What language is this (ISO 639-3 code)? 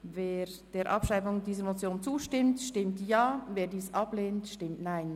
gsw